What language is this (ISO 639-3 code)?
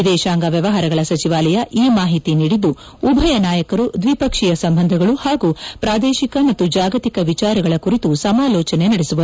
kan